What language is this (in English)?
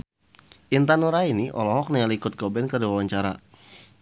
Sundanese